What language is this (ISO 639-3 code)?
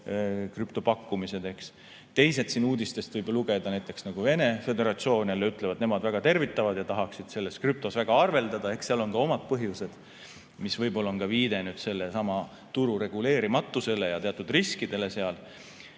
est